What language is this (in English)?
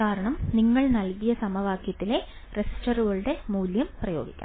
Malayalam